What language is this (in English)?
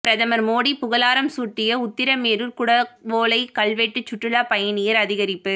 Tamil